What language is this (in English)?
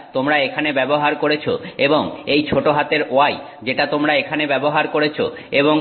Bangla